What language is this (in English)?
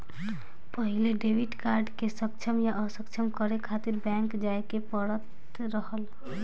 Bhojpuri